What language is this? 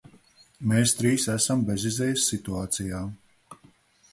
Latvian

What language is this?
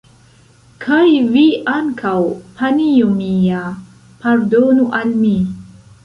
Esperanto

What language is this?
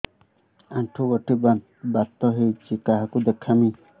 Odia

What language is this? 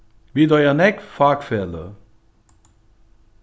Faroese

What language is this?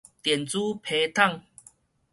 Min Nan Chinese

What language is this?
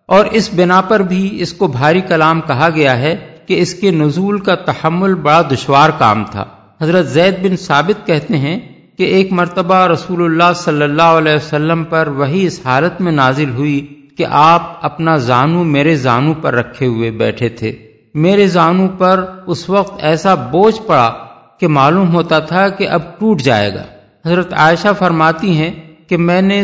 Urdu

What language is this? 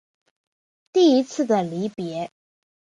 Chinese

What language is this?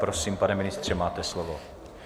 Czech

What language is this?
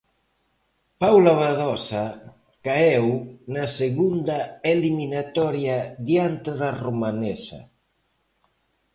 Galician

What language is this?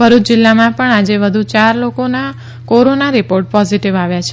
Gujarati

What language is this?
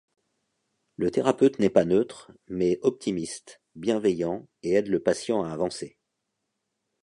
French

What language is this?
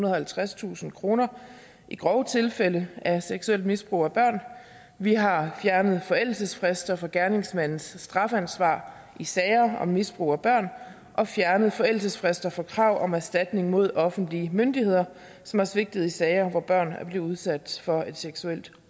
Danish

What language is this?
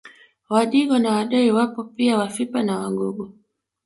Swahili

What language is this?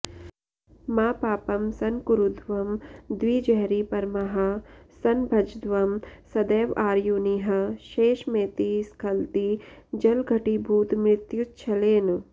Sanskrit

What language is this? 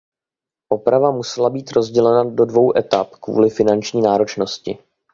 Czech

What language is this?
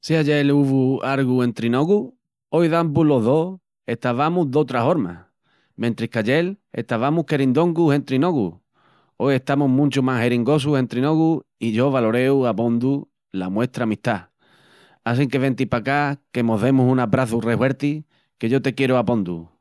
Extremaduran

